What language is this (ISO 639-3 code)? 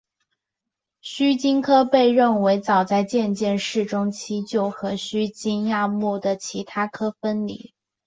zho